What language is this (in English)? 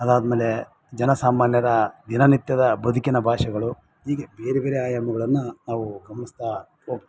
Kannada